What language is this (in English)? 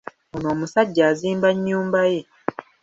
Ganda